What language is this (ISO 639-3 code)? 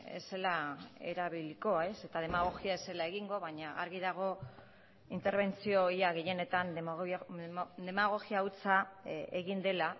eus